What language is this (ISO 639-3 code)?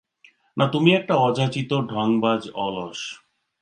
ben